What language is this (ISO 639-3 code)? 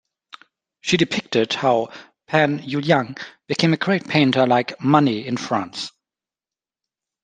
eng